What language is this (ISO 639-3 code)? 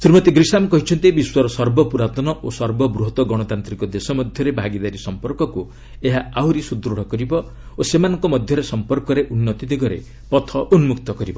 ori